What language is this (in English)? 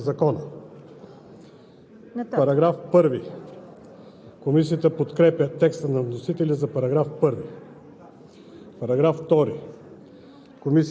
Bulgarian